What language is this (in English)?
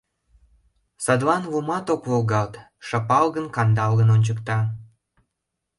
Mari